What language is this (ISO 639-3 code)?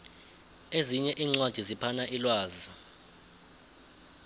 nbl